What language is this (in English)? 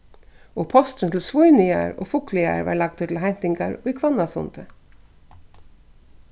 Faroese